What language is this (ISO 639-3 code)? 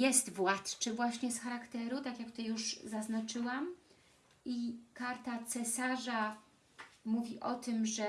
pol